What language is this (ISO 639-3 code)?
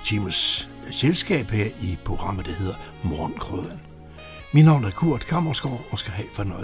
dan